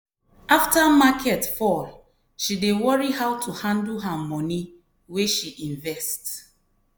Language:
Nigerian Pidgin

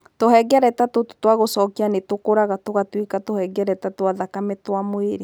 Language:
Kikuyu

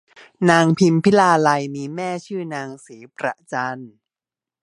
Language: Thai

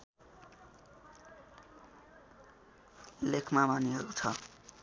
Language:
Nepali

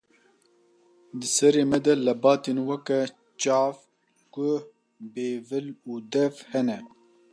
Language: Kurdish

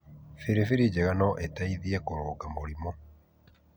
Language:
Kikuyu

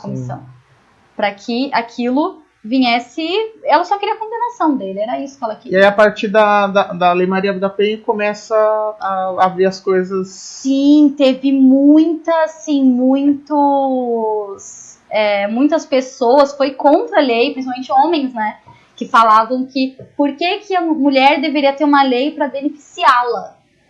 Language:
Portuguese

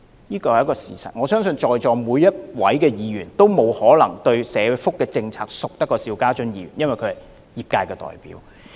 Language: Cantonese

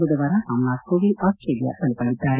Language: Kannada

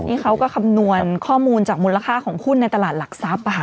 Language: Thai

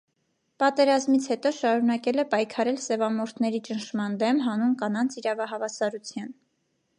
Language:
Armenian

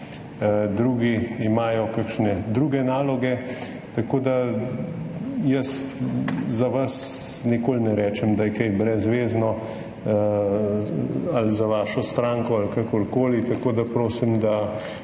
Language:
Slovenian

